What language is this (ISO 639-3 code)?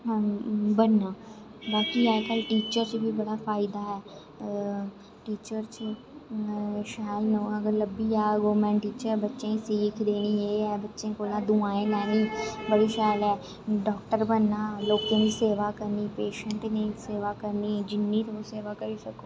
doi